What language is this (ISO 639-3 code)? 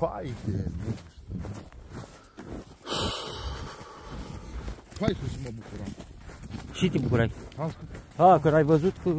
ron